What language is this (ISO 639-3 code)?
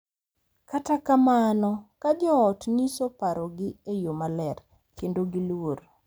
luo